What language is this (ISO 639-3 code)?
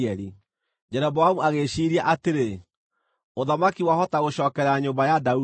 kik